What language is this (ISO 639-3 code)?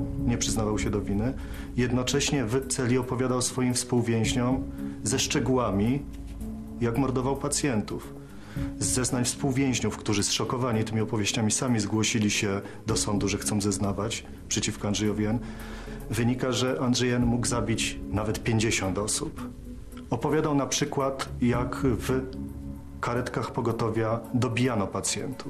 pol